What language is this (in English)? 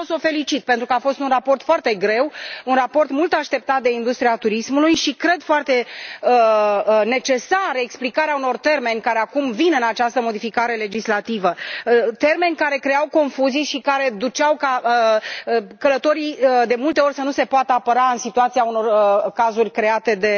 Romanian